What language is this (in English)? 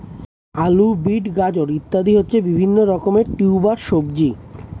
Bangla